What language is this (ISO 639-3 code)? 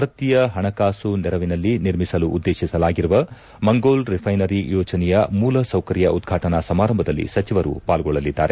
kan